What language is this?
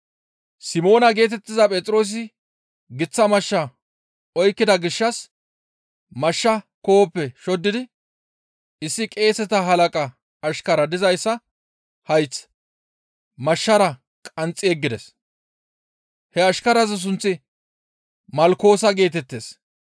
Gamo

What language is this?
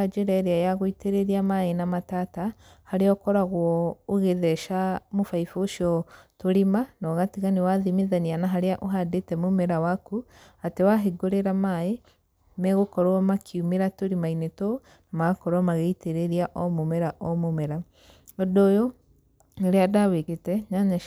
Kikuyu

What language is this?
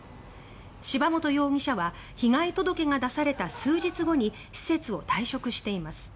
Japanese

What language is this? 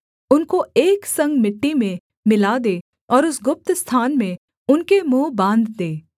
Hindi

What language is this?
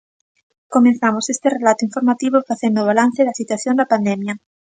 Galician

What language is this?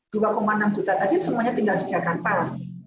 Indonesian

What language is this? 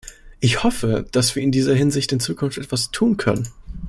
German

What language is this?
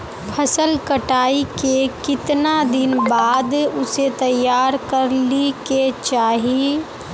Magahi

